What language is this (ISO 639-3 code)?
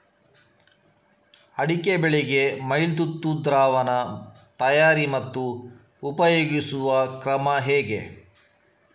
kan